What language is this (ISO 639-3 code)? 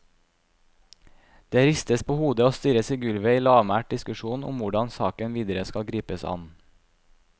nor